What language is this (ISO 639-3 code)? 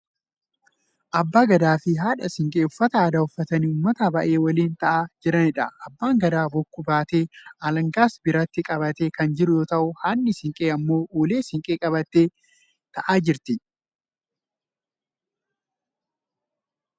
orm